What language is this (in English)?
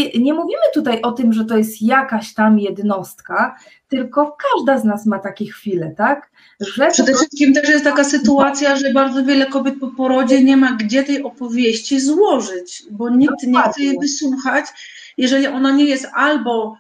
Polish